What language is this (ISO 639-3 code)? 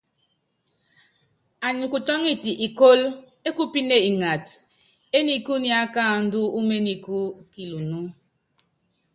yav